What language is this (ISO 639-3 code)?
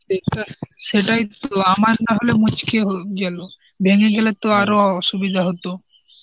ben